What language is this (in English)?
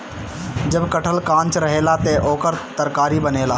Bhojpuri